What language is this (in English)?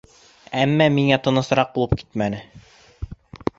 Bashkir